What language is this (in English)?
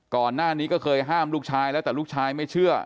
Thai